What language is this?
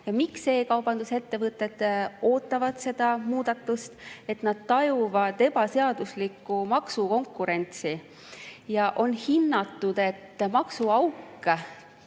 Estonian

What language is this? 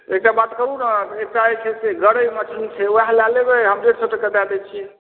Maithili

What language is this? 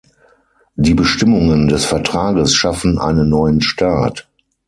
German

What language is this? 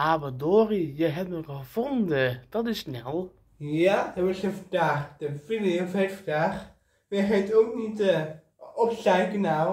Dutch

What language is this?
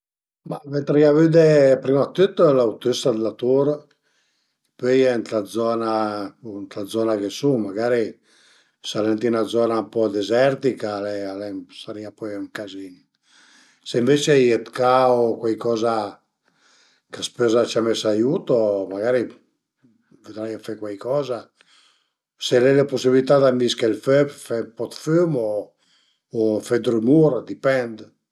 Piedmontese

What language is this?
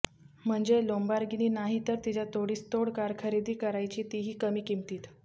Marathi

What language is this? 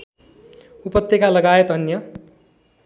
Nepali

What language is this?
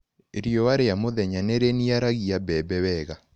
Kikuyu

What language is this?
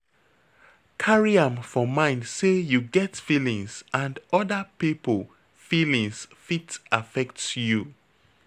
Nigerian Pidgin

